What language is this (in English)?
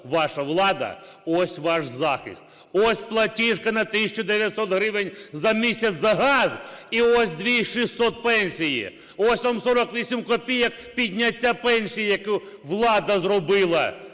Ukrainian